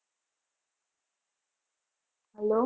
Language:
Gujarati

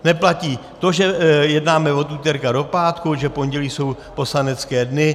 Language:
Czech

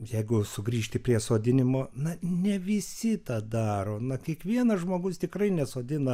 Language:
Lithuanian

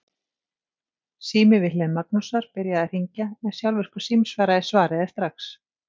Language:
Icelandic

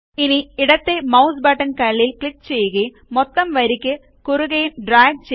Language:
Malayalam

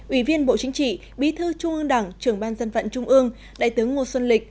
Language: Vietnamese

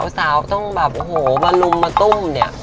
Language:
Thai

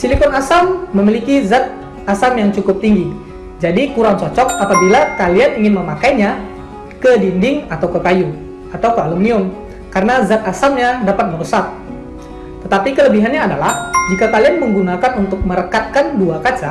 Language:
Indonesian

